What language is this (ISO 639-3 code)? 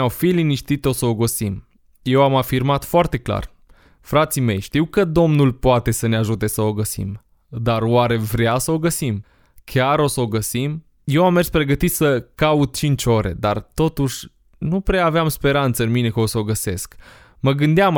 ron